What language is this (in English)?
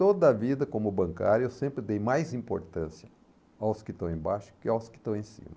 Portuguese